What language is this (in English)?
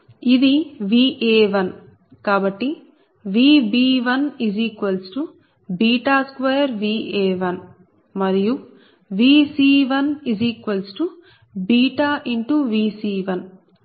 Telugu